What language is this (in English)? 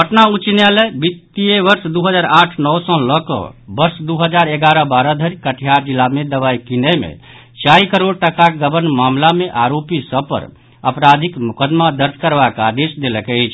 Maithili